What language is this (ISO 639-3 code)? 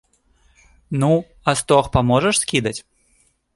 bel